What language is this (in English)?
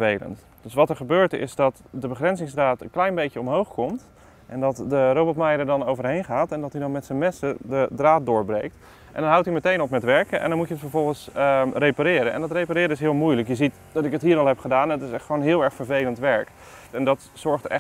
Dutch